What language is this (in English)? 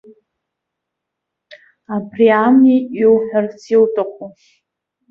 Abkhazian